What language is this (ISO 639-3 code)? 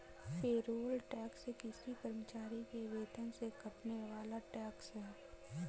hin